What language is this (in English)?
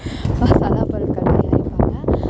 Tamil